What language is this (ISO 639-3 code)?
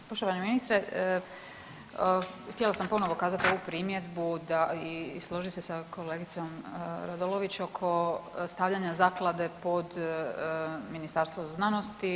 hrv